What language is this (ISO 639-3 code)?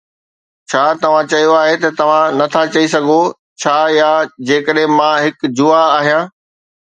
snd